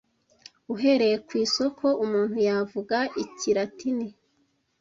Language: Kinyarwanda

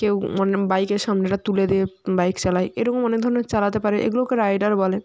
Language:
Bangla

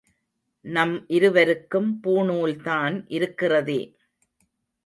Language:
Tamil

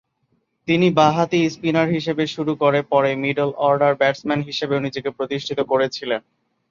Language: Bangla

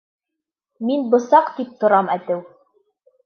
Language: Bashkir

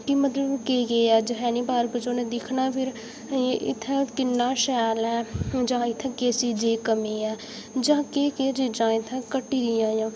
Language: Dogri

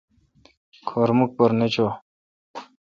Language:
Kalkoti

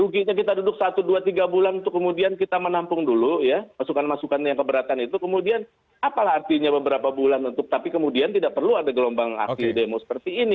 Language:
Indonesian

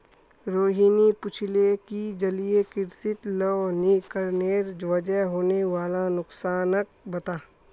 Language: Magahi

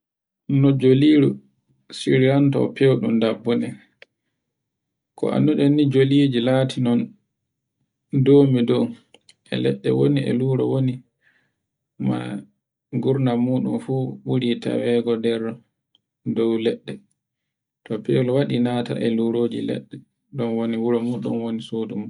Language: Borgu Fulfulde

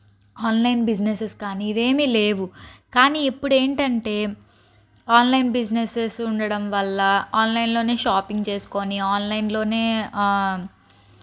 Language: Telugu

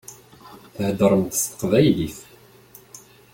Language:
Kabyle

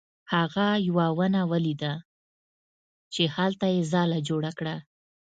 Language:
Pashto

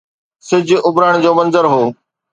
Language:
Sindhi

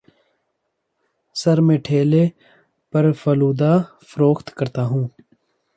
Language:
Urdu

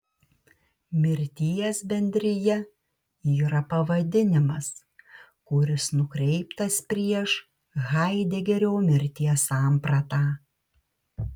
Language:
Lithuanian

